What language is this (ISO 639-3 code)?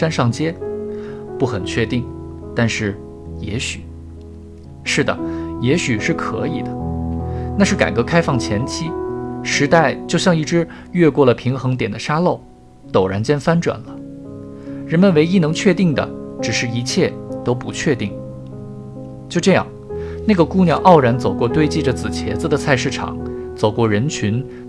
zho